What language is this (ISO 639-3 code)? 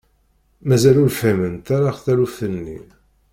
kab